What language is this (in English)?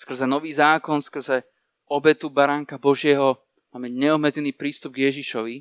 Slovak